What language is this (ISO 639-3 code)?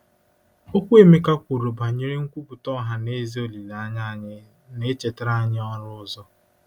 ibo